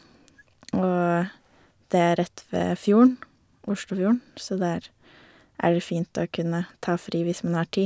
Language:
Norwegian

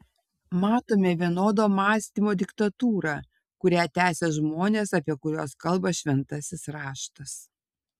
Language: Lithuanian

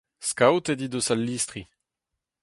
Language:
Breton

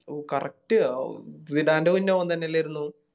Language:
Malayalam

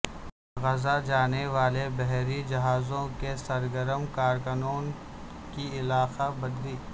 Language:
Urdu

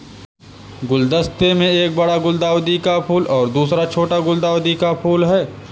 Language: Hindi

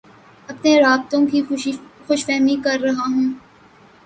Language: Urdu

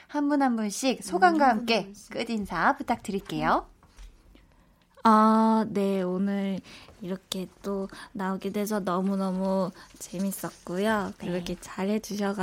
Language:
Korean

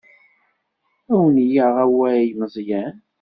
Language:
Kabyle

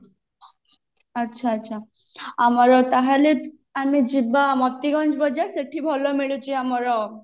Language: Odia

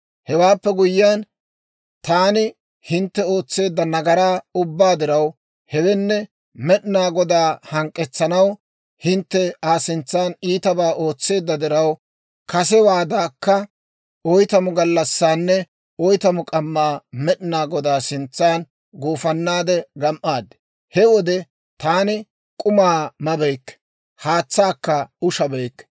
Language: Dawro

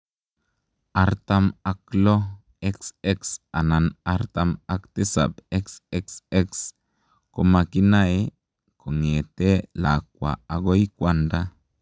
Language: Kalenjin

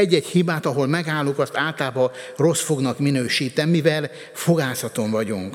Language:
Hungarian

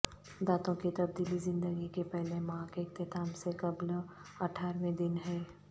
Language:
Urdu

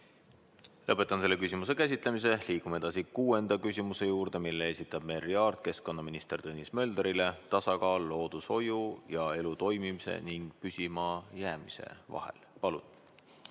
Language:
Estonian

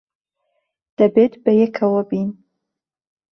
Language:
Central Kurdish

